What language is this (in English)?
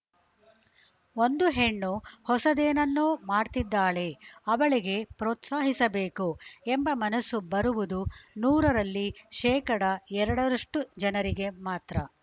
Kannada